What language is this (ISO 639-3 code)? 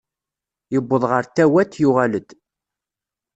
kab